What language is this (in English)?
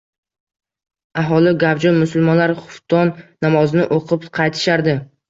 Uzbek